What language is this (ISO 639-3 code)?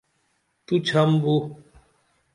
dml